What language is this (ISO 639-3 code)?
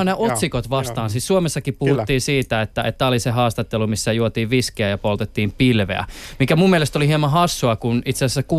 fin